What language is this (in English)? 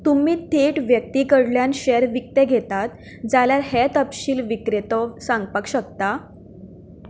Konkani